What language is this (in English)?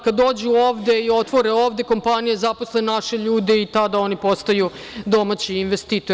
Serbian